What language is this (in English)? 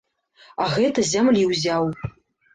Belarusian